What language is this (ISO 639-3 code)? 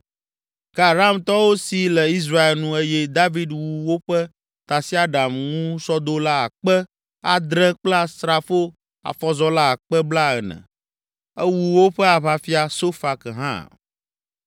ewe